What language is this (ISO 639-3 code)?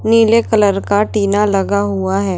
hin